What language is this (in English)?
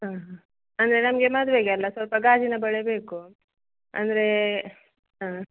Kannada